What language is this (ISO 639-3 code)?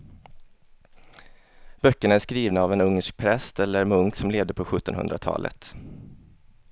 swe